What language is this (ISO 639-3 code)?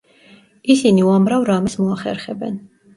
kat